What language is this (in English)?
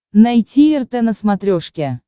Russian